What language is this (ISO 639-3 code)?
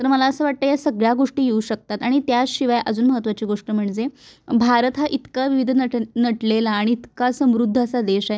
mar